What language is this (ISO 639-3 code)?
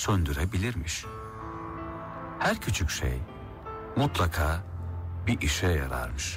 tur